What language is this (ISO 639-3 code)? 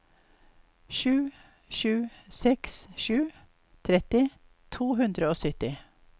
nor